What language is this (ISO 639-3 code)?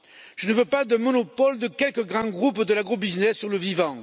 fra